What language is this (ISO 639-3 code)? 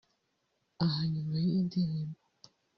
kin